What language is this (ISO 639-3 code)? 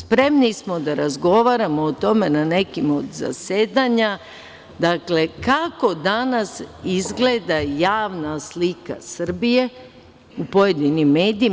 srp